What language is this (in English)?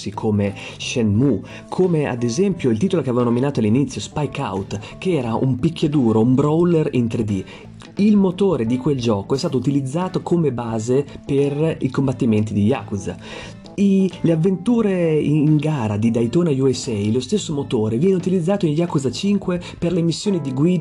Italian